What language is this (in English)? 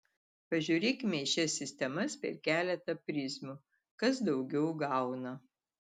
Lithuanian